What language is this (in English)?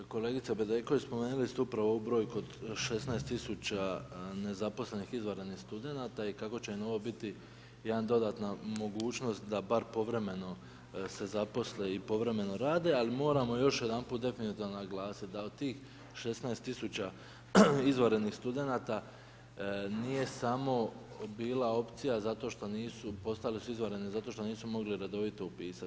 Croatian